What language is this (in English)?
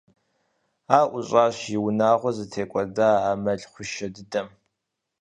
Kabardian